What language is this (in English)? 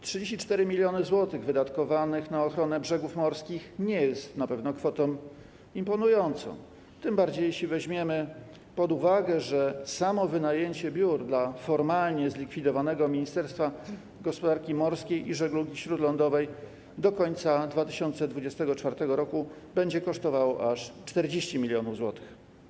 Polish